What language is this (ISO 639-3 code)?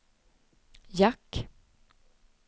swe